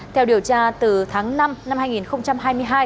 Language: Vietnamese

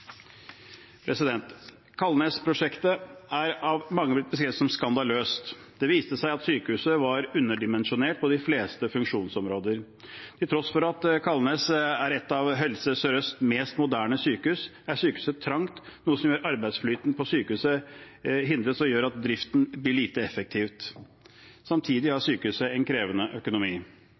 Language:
Norwegian Bokmål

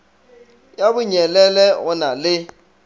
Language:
Northern Sotho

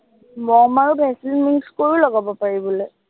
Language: Assamese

